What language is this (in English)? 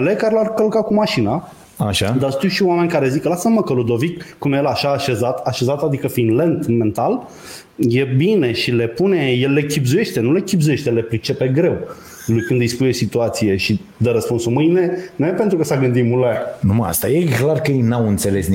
Romanian